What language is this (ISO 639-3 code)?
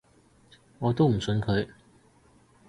yue